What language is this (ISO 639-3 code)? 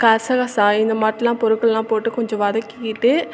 tam